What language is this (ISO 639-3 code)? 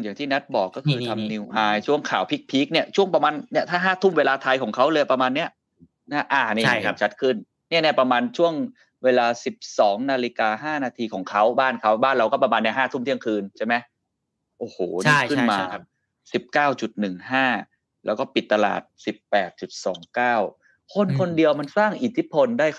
tha